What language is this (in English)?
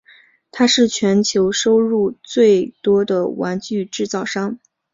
Chinese